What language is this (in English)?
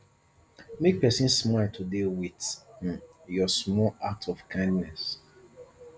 Nigerian Pidgin